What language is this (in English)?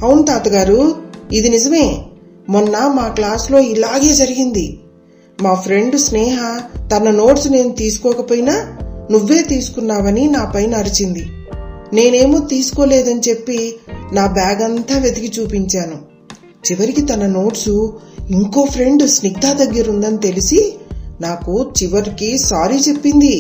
Telugu